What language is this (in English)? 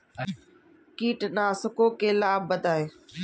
Hindi